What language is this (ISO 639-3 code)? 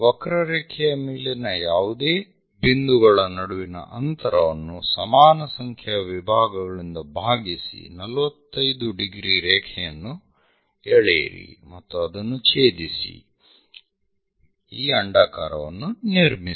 kan